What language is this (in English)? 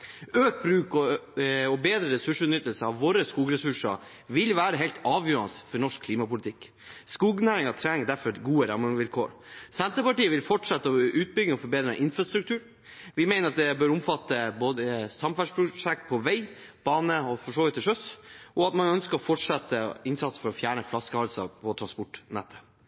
Norwegian Bokmål